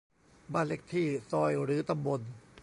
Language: Thai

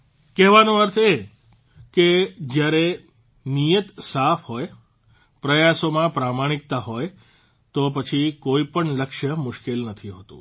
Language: Gujarati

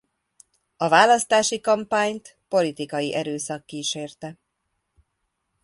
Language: Hungarian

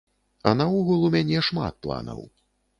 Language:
Belarusian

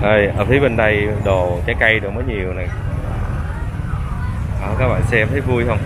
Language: Vietnamese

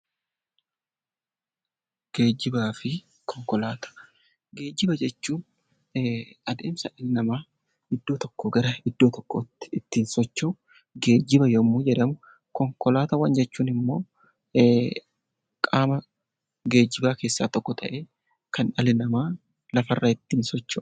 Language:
Oromo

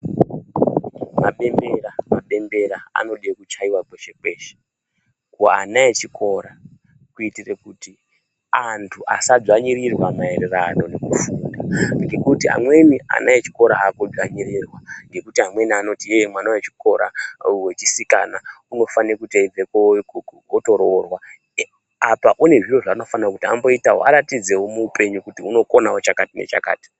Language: Ndau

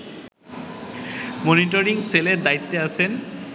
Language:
Bangla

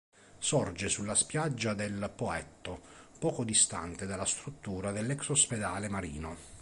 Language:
Italian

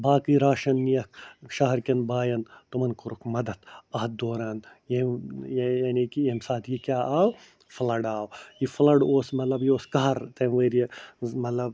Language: Kashmiri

